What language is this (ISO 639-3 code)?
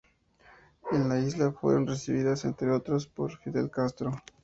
spa